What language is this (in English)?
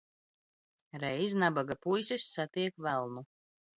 Latvian